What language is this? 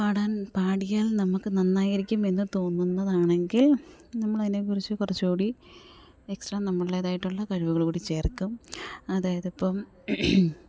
Malayalam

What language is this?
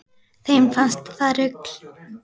Icelandic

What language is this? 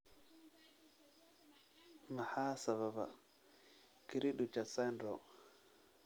Somali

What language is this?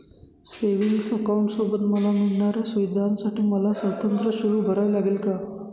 Marathi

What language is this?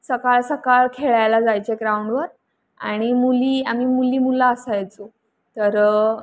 Marathi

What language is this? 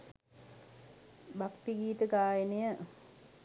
Sinhala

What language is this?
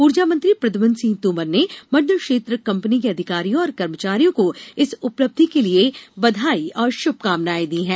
Hindi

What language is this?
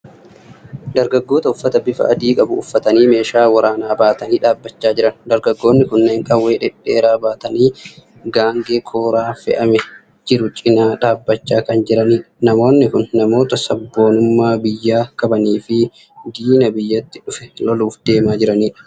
Oromo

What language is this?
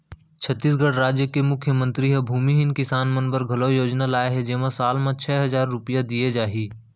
Chhattisgarhi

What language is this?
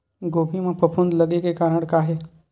Chhattisgarhi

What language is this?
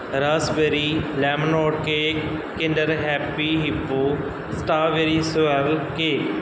Punjabi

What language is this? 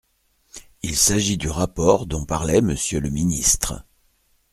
French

